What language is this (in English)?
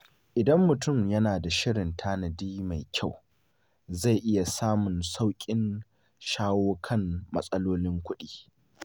Hausa